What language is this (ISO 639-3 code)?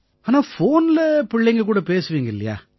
tam